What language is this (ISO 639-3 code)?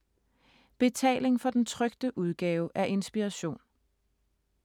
dan